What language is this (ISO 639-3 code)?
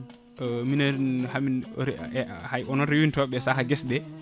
ful